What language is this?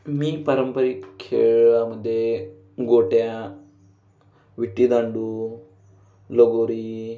Marathi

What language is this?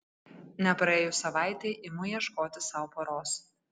Lithuanian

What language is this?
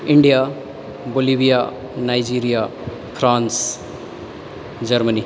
Maithili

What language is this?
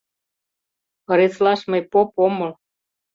Mari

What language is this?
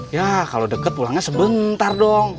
Indonesian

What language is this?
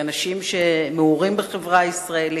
Hebrew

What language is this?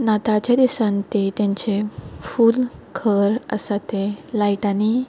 Konkani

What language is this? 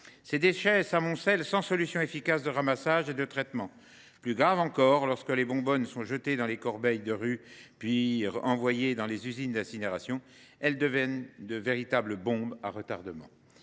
French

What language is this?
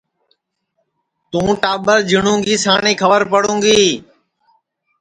Sansi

